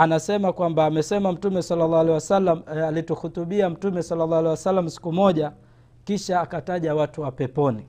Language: Swahili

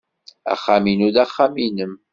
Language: Kabyle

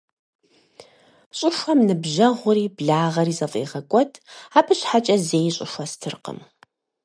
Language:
Kabardian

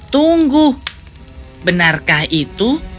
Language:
Indonesian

